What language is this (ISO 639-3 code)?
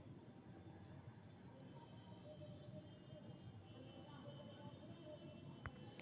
mag